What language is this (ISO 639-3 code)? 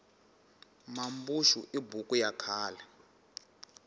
tso